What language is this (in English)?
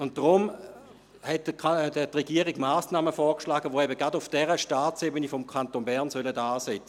Swiss German